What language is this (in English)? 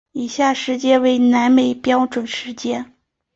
Chinese